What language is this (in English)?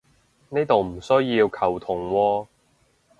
Cantonese